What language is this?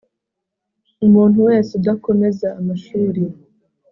Kinyarwanda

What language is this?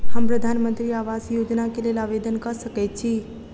Maithili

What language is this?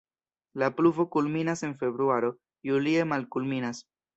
Esperanto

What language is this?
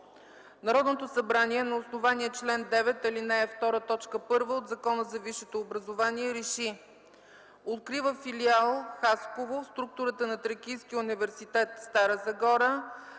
Bulgarian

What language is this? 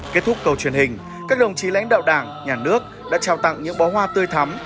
Vietnamese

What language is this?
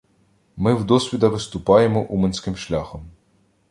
Ukrainian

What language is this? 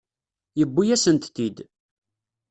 Kabyle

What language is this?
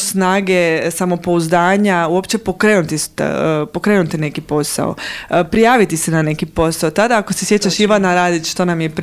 Croatian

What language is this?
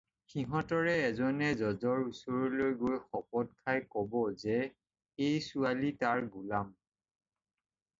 Assamese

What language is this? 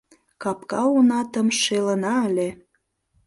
Mari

